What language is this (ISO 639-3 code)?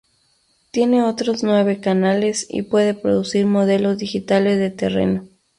spa